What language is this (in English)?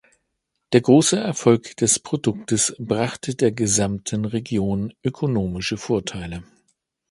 German